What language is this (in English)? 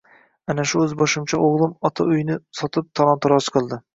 Uzbek